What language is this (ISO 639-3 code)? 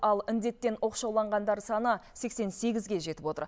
kaz